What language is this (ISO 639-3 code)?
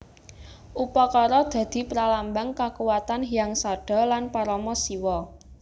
jav